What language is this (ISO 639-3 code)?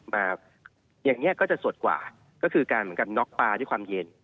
tha